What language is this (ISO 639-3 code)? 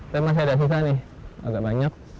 ind